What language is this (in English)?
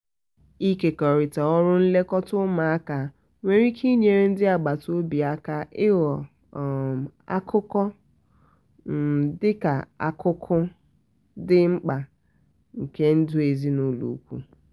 Igbo